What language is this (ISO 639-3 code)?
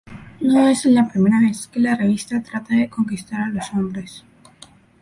spa